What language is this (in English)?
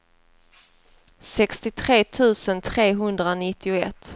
Swedish